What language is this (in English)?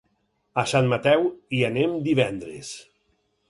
Catalan